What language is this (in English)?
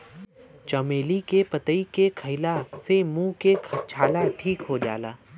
Bhojpuri